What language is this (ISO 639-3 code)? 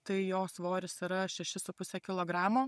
lit